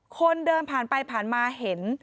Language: Thai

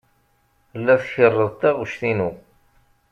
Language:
Kabyle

